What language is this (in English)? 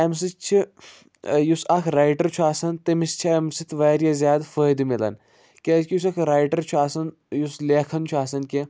Kashmiri